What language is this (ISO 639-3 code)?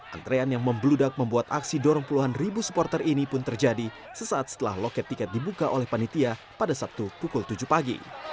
ind